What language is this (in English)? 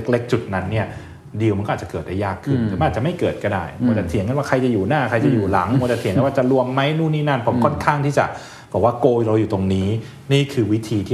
Thai